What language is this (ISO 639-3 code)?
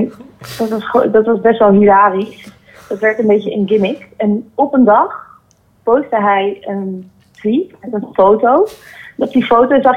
nld